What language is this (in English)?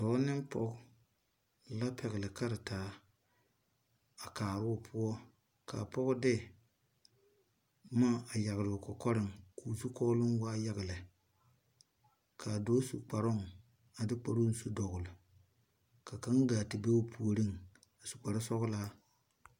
Southern Dagaare